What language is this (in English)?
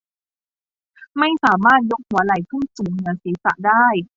Thai